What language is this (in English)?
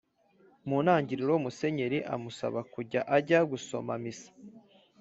Kinyarwanda